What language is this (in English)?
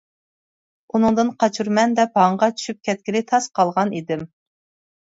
Uyghur